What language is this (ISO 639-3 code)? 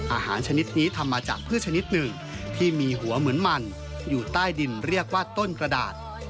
tha